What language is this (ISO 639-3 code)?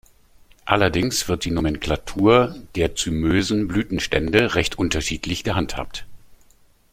deu